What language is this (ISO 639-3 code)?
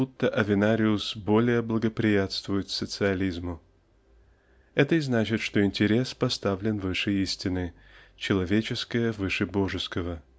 rus